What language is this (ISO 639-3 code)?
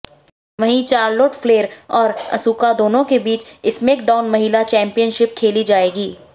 hin